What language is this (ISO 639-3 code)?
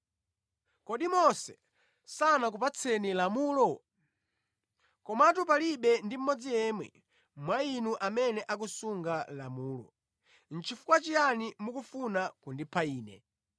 nya